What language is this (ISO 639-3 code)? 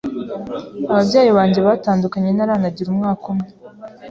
kin